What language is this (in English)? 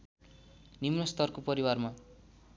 Nepali